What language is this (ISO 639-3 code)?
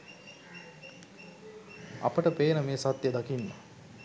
sin